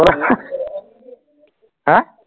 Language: Assamese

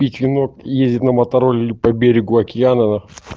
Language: Russian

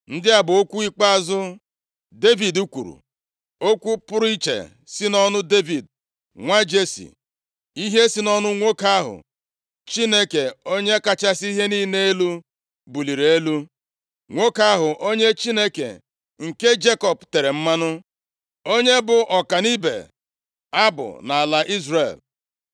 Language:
Igbo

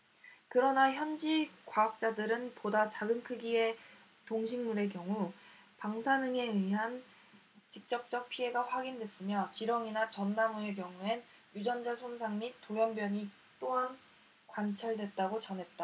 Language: Korean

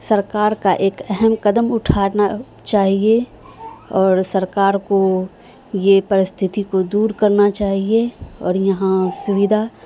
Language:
Urdu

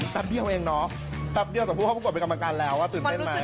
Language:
Thai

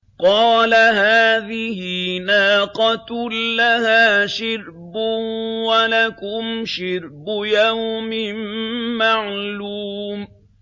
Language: Arabic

